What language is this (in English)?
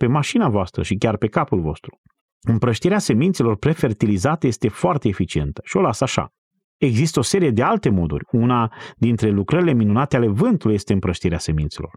Romanian